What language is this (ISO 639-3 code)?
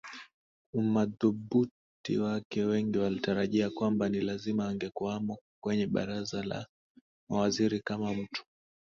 swa